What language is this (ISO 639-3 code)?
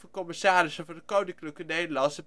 nld